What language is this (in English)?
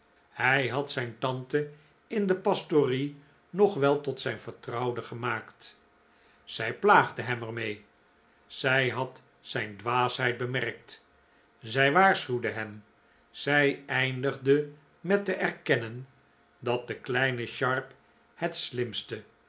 Dutch